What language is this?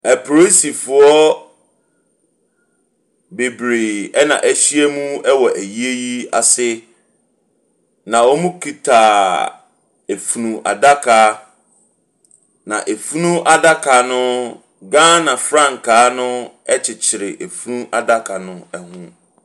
Akan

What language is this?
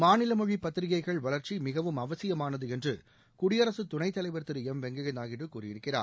Tamil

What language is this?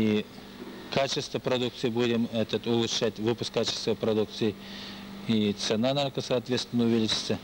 Russian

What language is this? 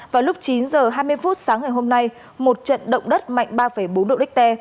Vietnamese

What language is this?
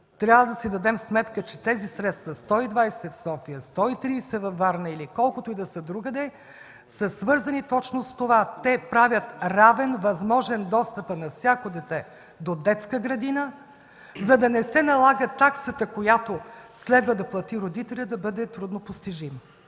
Bulgarian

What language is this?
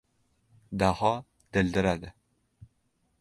Uzbek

